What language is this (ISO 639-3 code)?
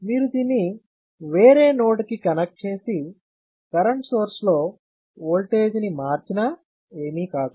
tel